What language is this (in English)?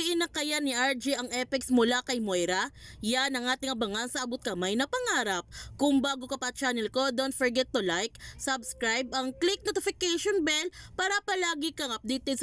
Filipino